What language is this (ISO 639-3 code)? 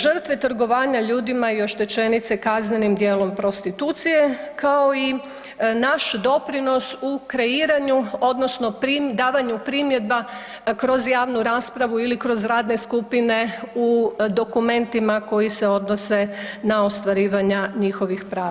hrv